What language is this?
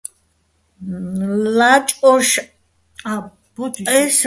Bats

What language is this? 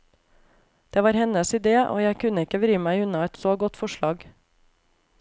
Norwegian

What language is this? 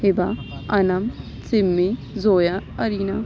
Urdu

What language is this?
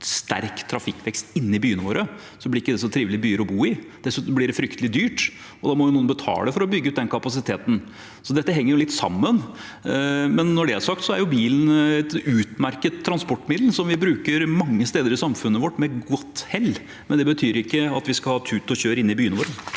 Norwegian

